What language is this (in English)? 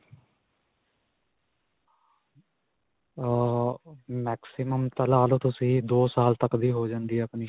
Punjabi